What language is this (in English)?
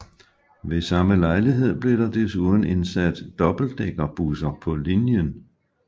Danish